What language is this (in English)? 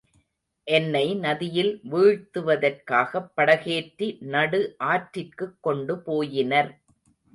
Tamil